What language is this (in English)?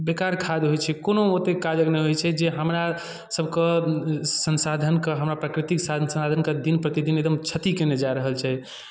Maithili